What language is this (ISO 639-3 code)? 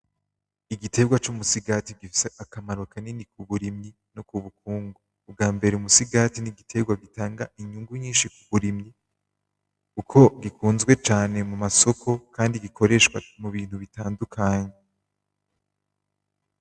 run